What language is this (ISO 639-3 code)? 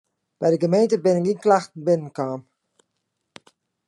fry